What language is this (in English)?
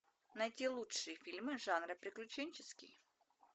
Russian